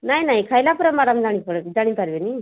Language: Odia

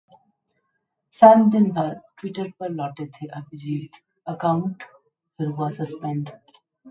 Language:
Hindi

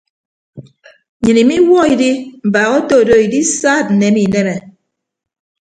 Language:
Ibibio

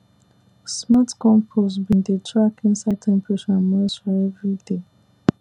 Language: Nigerian Pidgin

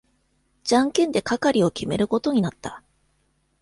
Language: Japanese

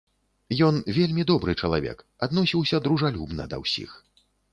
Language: Belarusian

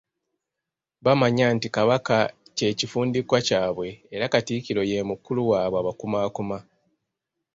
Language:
Ganda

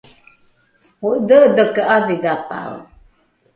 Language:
Rukai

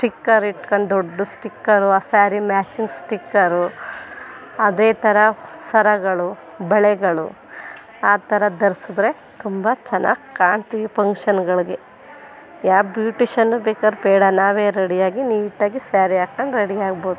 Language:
Kannada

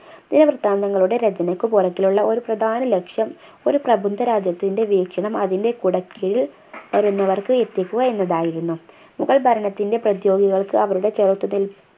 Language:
Malayalam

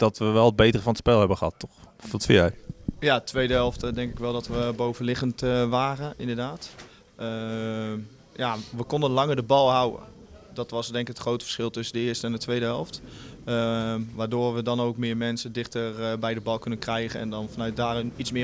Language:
Dutch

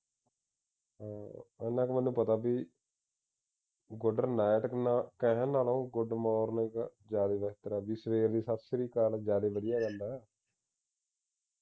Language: Punjabi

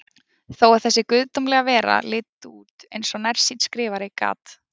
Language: Icelandic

